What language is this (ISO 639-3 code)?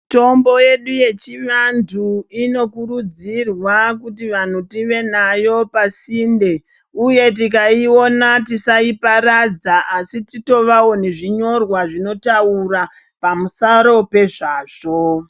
ndc